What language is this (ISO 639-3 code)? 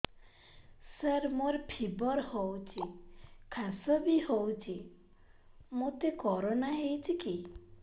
ori